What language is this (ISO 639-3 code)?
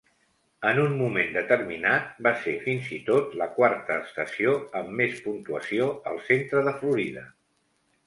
cat